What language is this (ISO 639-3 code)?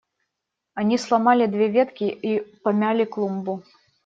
rus